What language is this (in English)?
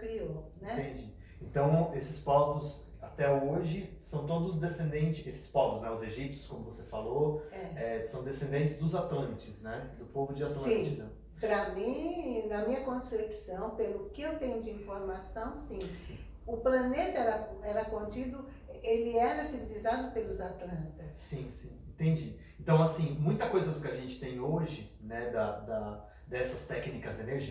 Portuguese